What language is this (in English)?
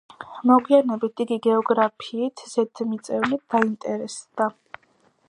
Georgian